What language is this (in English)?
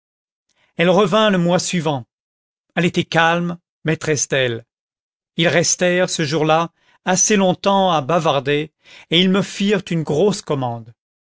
French